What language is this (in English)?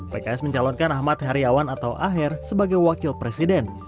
Indonesian